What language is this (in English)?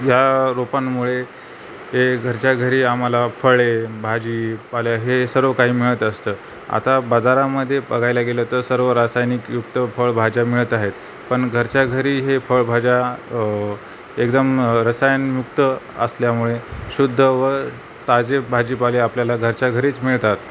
Marathi